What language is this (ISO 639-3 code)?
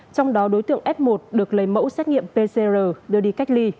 vie